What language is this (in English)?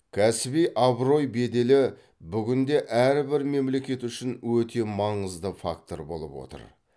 Kazakh